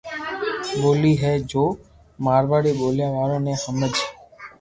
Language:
Loarki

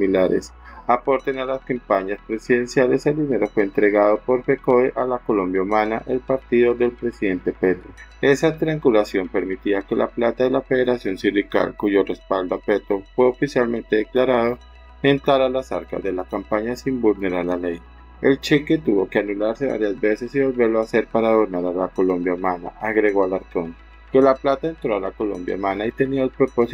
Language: Spanish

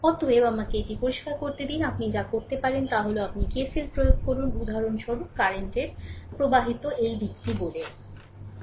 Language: Bangla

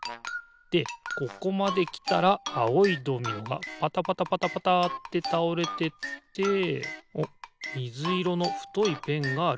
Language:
Japanese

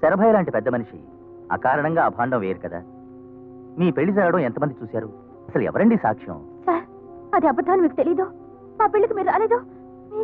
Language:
Telugu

